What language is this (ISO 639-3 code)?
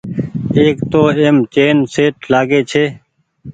gig